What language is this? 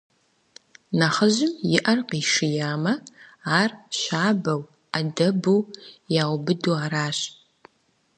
Kabardian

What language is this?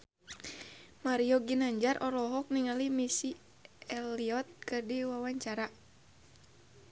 Sundanese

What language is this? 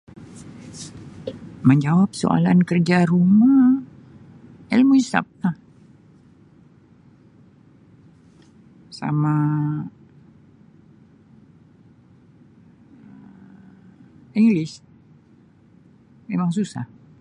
Sabah Malay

